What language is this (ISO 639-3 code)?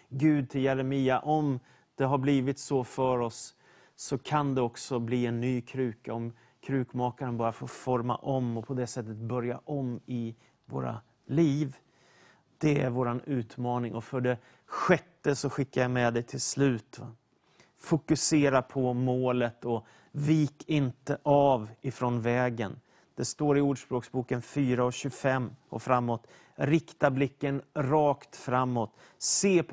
swe